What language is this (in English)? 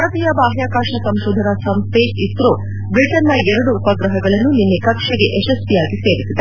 Kannada